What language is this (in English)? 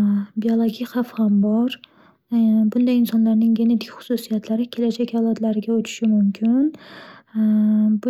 Uzbek